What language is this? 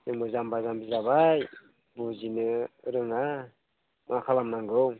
Bodo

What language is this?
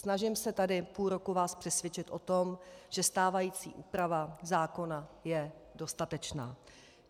Czech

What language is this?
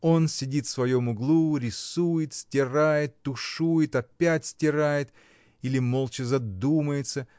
Russian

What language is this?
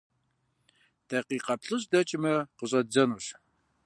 Kabardian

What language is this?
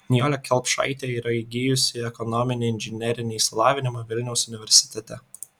Lithuanian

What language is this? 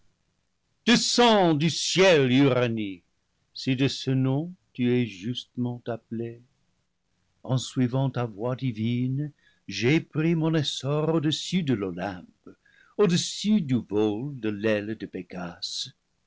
French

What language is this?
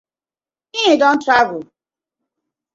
Nigerian Pidgin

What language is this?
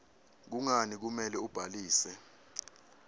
Swati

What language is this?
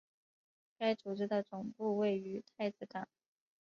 Chinese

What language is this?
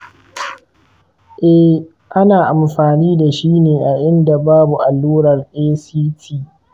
Hausa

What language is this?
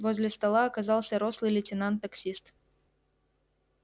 Russian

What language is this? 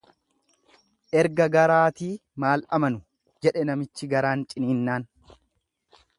Oromo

